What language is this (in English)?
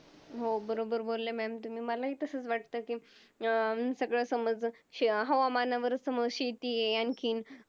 Marathi